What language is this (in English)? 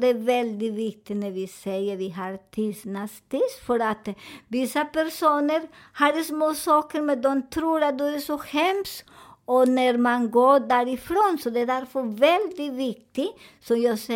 Swedish